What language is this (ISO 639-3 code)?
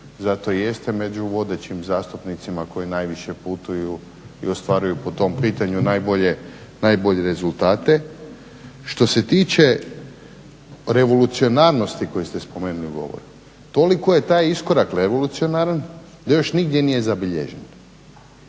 hrv